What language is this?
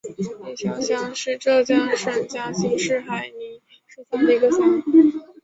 Chinese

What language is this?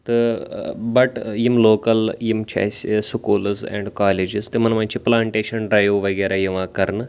Kashmiri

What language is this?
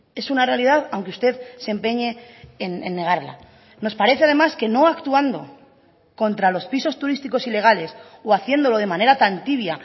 Spanish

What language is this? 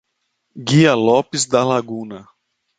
Portuguese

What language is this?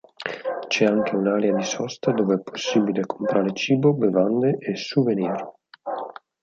Italian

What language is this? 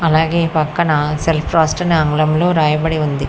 Telugu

